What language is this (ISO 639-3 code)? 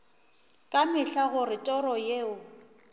nso